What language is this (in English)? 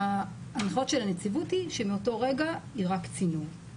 Hebrew